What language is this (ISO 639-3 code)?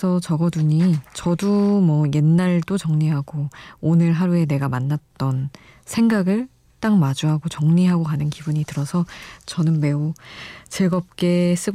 kor